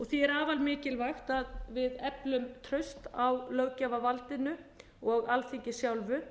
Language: Icelandic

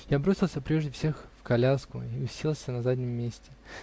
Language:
Russian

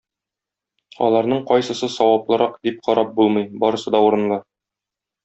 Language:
Tatar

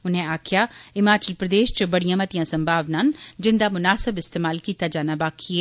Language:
Dogri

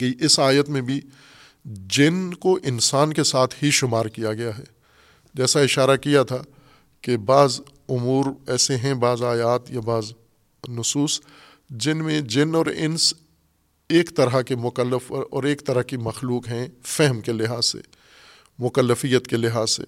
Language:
Urdu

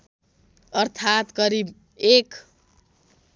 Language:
Nepali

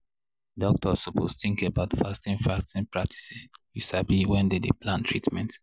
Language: Nigerian Pidgin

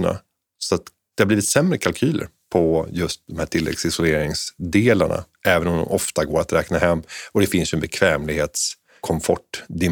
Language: Swedish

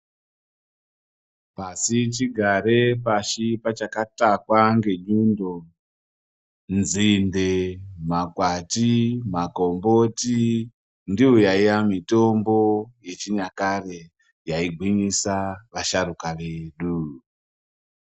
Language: Ndau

